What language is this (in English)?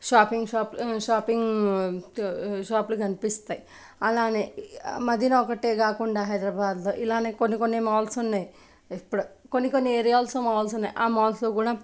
Telugu